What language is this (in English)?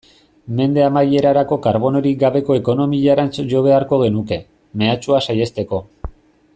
Basque